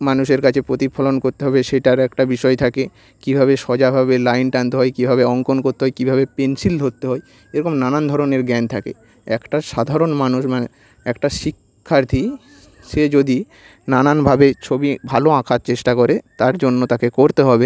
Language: Bangla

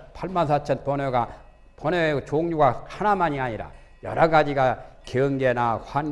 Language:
Korean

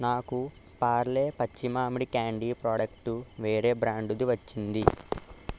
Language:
Telugu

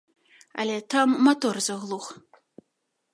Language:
Belarusian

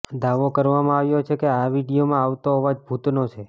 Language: Gujarati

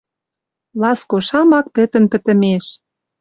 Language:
Western Mari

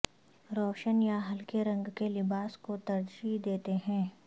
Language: Urdu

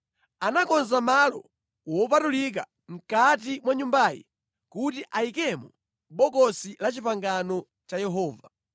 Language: Nyanja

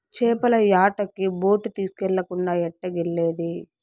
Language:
Telugu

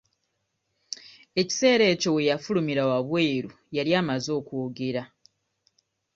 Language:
Ganda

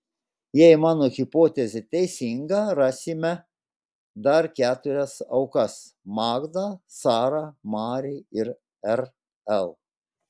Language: Lithuanian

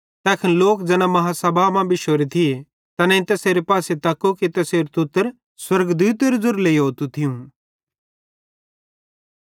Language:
Bhadrawahi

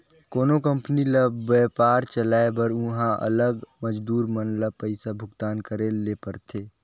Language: Chhattisgarhi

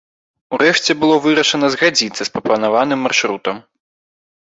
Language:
Belarusian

